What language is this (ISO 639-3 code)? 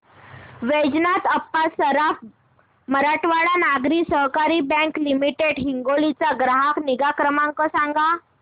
mar